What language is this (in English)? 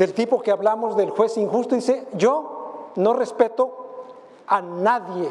Spanish